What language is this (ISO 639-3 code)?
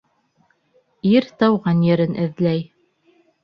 bak